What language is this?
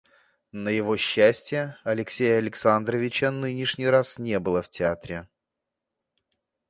Russian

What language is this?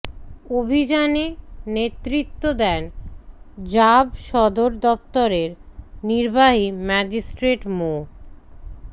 Bangla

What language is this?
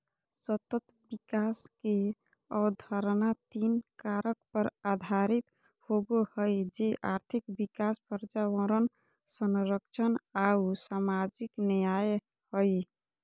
Magahi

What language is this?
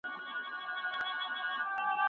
Pashto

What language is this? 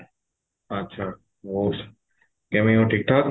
Punjabi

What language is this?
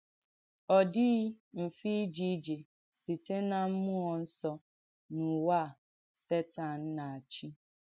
Igbo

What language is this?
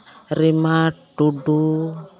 Santali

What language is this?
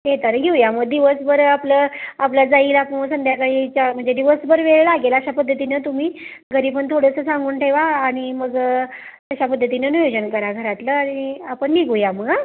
Marathi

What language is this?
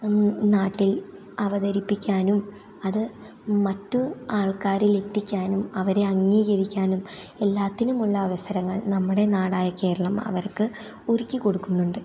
Malayalam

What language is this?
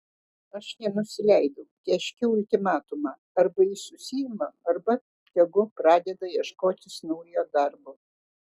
Lithuanian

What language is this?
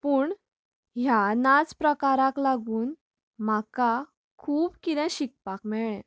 Konkani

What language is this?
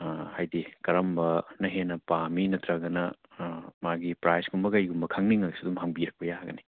Manipuri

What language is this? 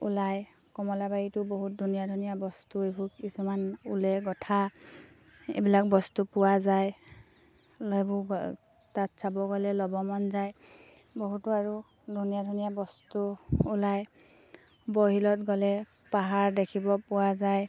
Assamese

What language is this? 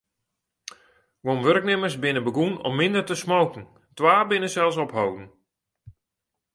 Western Frisian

